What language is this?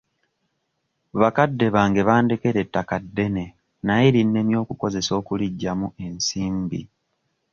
Ganda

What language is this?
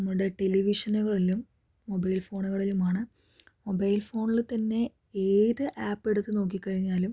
Malayalam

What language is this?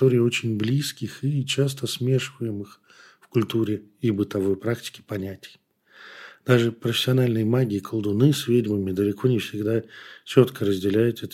Russian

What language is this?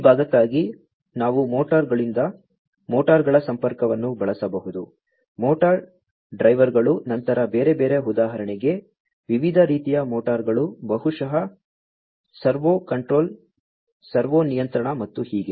Kannada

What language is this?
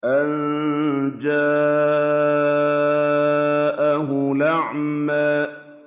Arabic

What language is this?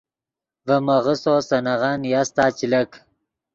Yidgha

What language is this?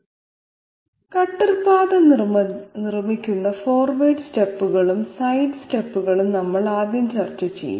Malayalam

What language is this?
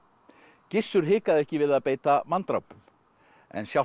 Icelandic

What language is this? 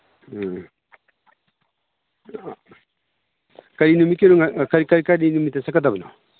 Manipuri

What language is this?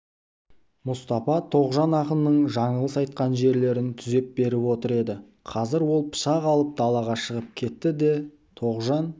Kazakh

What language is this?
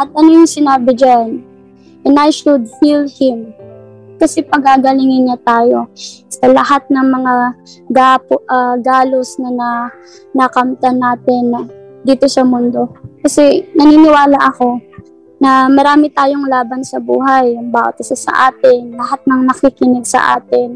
Filipino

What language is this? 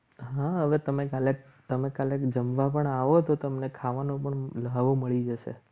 Gujarati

